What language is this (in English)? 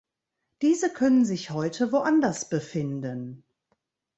German